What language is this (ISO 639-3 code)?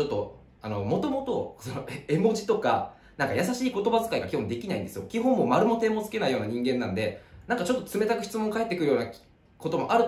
jpn